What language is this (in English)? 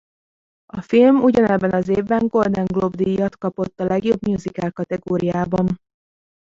Hungarian